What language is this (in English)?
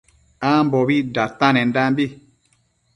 Matsés